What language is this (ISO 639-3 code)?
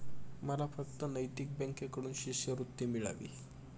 mar